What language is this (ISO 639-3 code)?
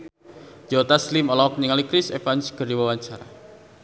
sun